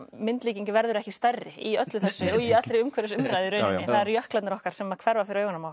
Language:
Icelandic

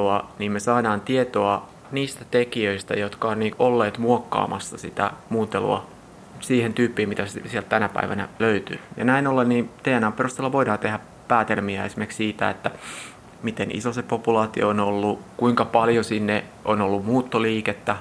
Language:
Finnish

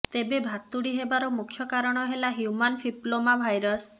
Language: Odia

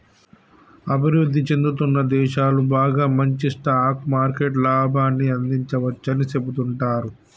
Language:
Telugu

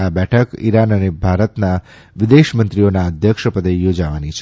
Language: Gujarati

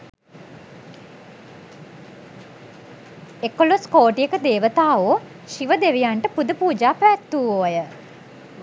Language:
Sinhala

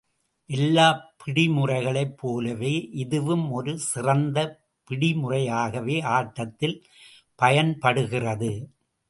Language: Tamil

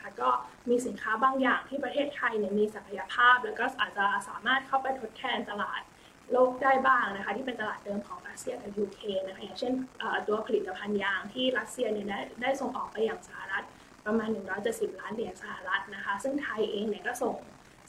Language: Thai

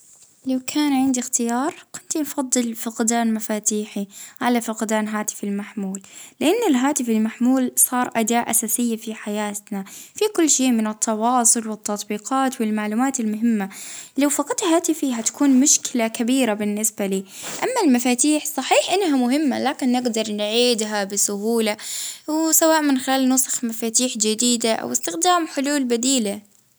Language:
Libyan Arabic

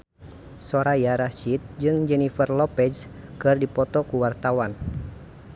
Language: Sundanese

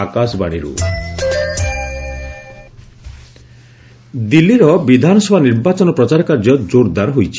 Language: Odia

